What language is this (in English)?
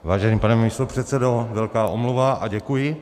Czech